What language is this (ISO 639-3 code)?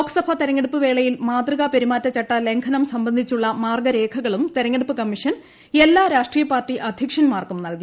mal